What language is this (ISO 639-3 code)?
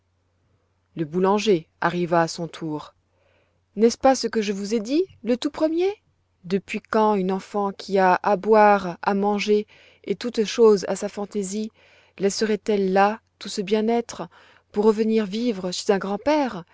fra